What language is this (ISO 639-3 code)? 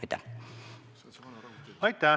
est